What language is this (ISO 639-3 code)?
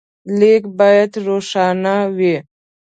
pus